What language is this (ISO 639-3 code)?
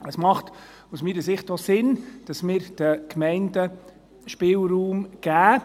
gsw